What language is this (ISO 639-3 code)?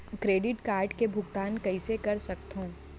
hne